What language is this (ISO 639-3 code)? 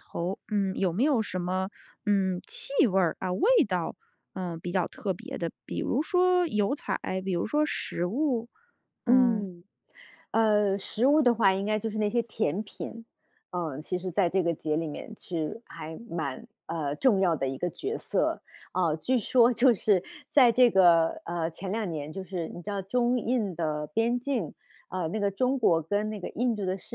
zho